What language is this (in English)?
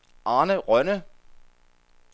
Danish